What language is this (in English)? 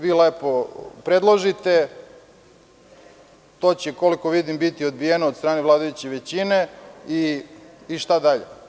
Serbian